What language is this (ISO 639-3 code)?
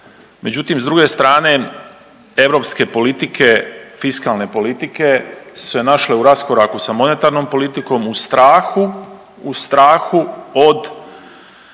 hrv